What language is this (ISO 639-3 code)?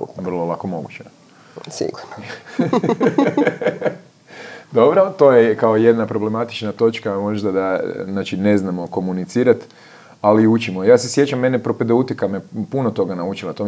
hrv